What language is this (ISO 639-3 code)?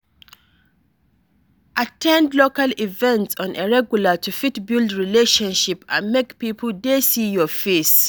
pcm